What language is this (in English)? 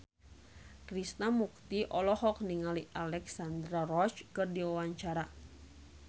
Sundanese